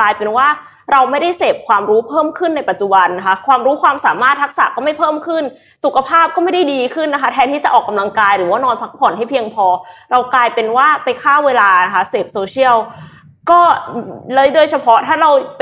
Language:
Thai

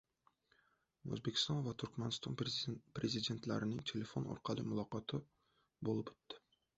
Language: Uzbek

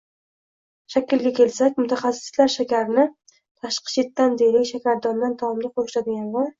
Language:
Uzbek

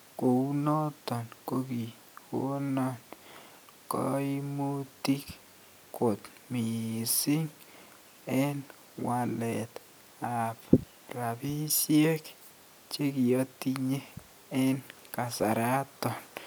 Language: Kalenjin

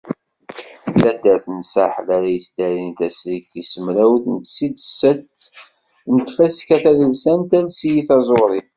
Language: Kabyle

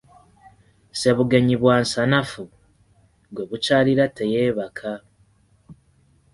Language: Ganda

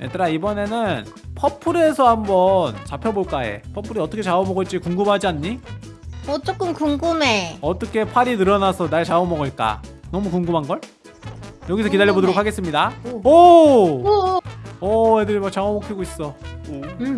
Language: Korean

